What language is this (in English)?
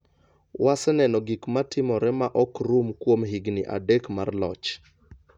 Luo (Kenya and Tanzania)